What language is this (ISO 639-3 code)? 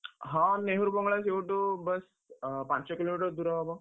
ori